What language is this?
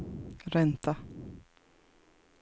Swedish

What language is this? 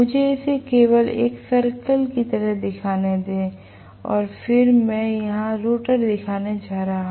Hindi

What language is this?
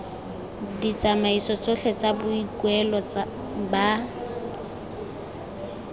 Tswana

